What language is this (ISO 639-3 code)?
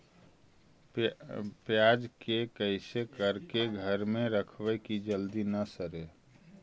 mag